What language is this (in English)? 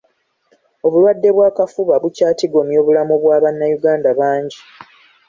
Ganda